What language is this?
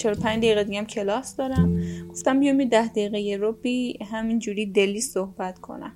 Persian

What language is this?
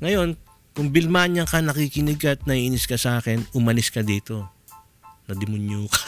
Filipino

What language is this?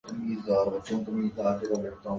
Urdu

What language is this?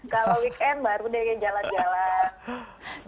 Indonesian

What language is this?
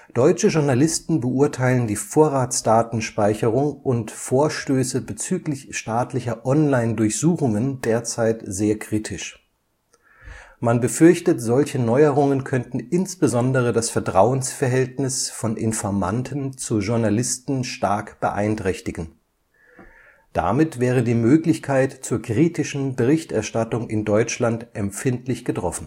German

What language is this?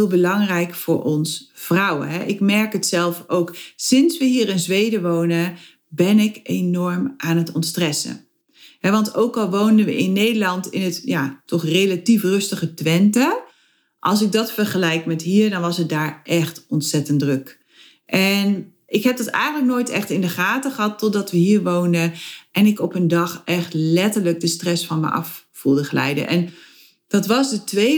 Dutch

